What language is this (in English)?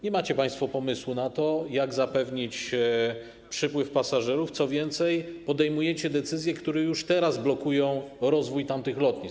Polish